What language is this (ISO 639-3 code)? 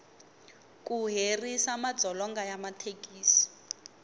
tso